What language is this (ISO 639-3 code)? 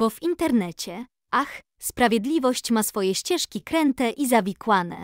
pol